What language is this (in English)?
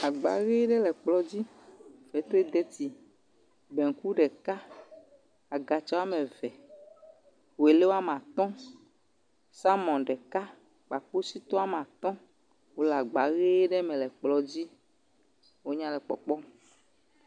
Ewe